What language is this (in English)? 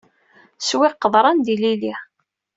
Kabyle